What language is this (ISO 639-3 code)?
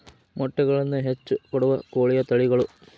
kan